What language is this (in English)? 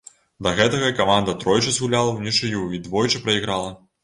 Belarusian